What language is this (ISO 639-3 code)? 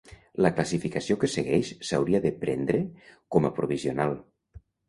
cat